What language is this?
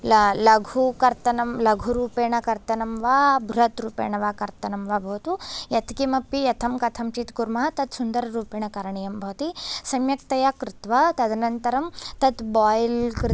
Sanskrit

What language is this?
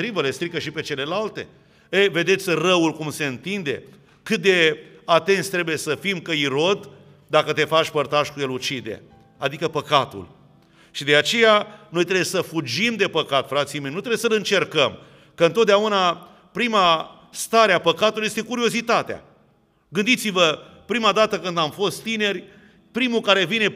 Romanian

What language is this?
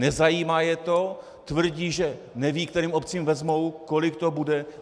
Czech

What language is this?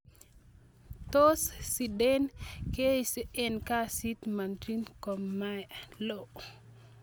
Kalenjin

